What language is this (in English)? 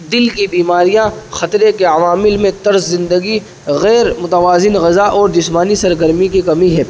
Urdu